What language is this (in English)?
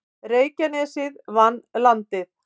Icelandic